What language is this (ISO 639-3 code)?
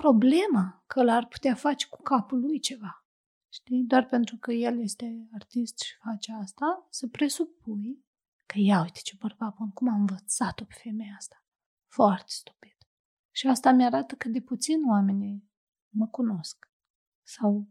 ron